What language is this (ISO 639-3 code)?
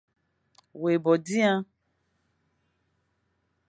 fan